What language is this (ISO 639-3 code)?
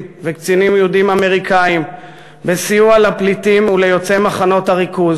heb